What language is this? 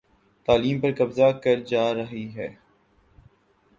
Urdu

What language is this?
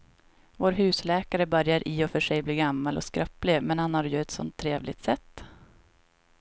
Swedish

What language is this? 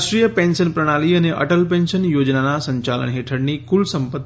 Gujarati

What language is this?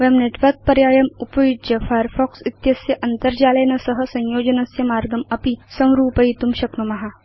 Sanskrit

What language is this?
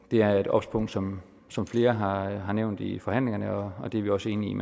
Danish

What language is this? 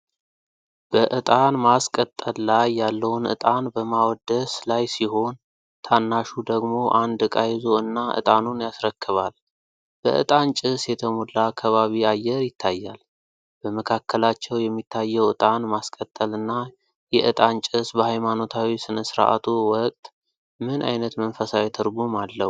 Amharic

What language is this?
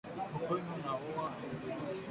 Swahili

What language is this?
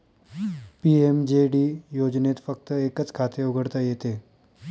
Marathi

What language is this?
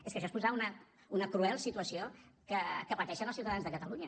Catalan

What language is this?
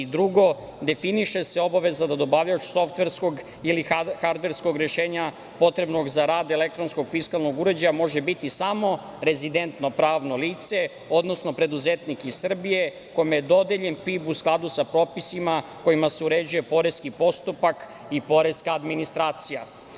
Serbian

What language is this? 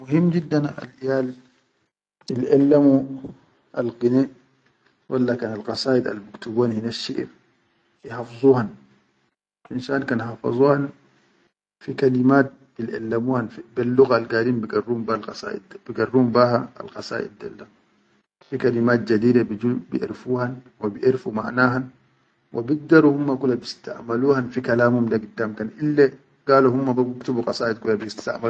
Chadian Arabic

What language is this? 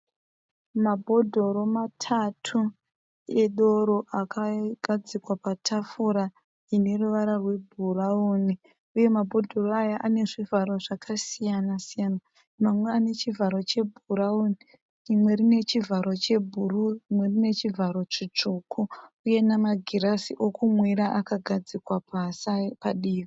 Shona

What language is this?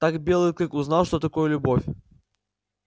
Russian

